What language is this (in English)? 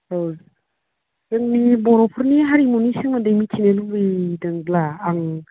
Bodo